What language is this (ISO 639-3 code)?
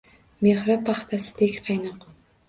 uzb